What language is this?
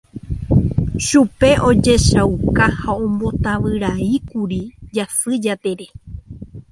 Guarani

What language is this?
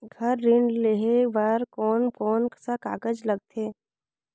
Chhattisgarhi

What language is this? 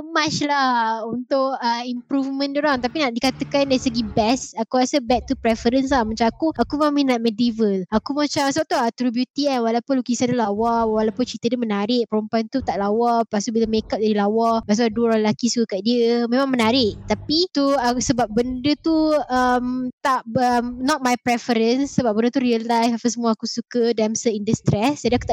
Malay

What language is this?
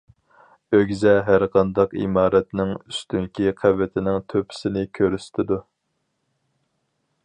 Uyghur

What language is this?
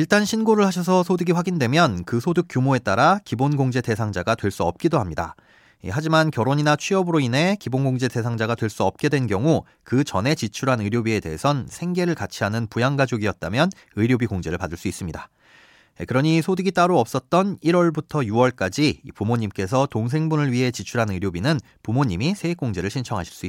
Korean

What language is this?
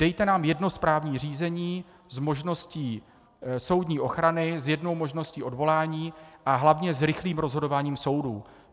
Czech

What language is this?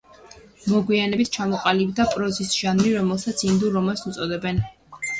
Georgian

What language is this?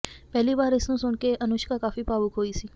Punjabi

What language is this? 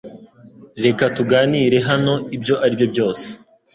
Kinyarwanda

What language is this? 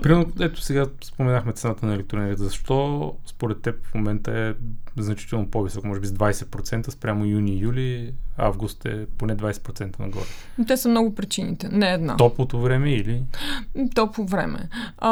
Bulgarian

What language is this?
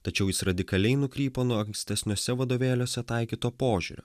Lithuanian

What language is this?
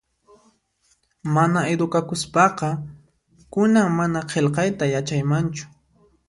Puno Quechua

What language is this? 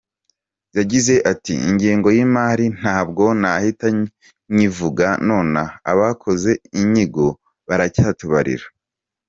Kinyarwanda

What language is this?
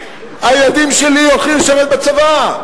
Hebrew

